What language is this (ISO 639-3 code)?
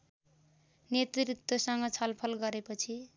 nep